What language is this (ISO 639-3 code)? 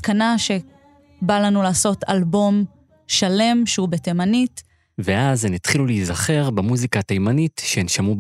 heb